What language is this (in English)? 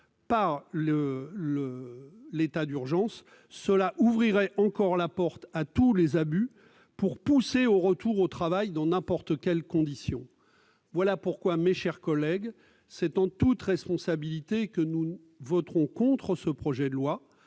French